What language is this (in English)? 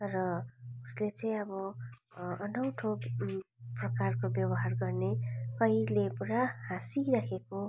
Nepali